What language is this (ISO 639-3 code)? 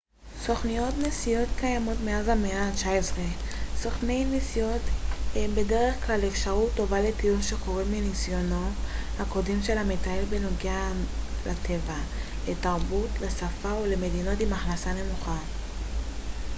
heb